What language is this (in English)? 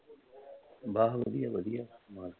Punjabi